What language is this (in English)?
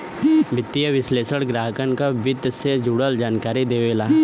Bhojpuri